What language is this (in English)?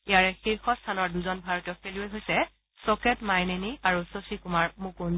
Assamese